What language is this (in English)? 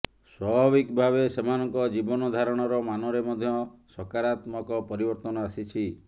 Odia